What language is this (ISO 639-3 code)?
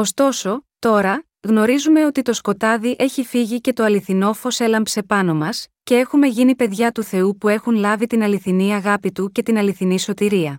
ell